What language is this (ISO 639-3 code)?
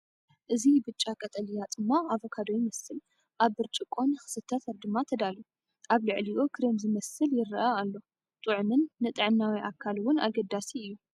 tir